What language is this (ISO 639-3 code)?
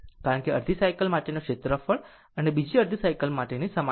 guj